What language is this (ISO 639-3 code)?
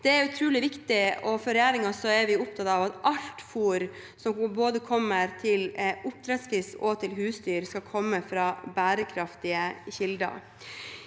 nor